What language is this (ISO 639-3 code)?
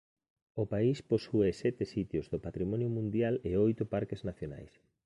glg